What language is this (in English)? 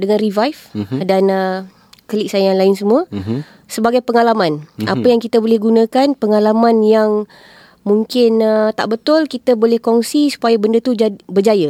Malay